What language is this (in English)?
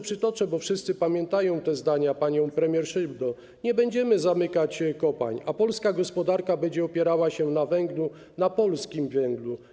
Polish